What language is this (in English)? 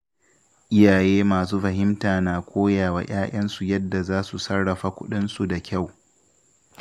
Hausa